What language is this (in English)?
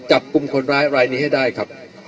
Thai